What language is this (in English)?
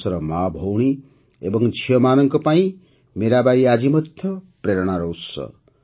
Odia